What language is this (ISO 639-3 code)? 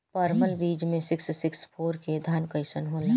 bho